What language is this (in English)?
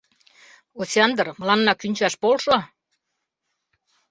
Mari